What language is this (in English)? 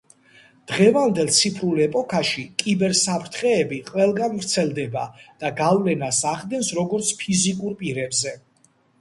Georgian